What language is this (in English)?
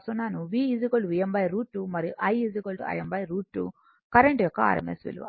Telugu